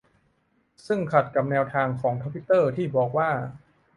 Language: Thai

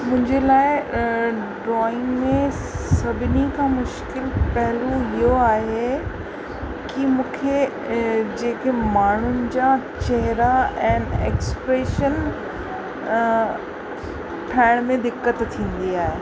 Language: Sindhi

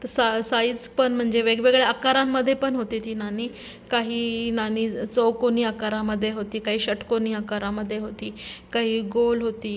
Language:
Marathi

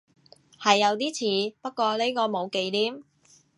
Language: Cantonese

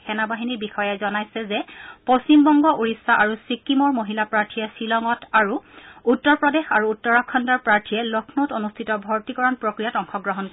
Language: Assamese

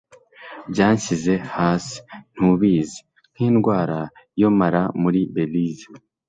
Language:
Kinyarwanda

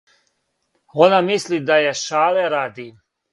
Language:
Serbian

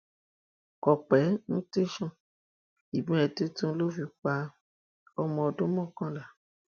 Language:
Yoruba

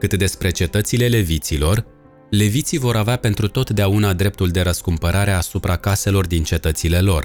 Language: Romanian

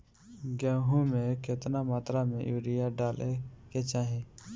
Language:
Bhojpuri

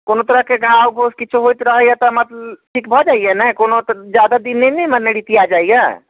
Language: Maithili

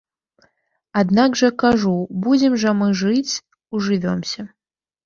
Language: Belarusian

